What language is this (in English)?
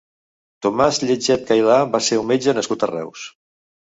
Catalan